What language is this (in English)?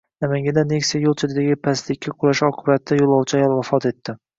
Uzbek